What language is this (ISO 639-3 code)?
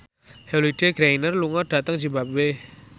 jav